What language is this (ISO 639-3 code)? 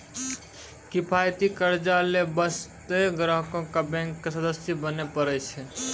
mai